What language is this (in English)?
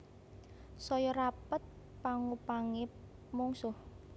Javanese